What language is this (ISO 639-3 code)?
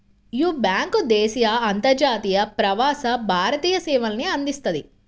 tel